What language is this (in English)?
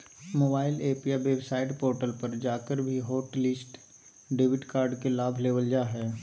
Magahi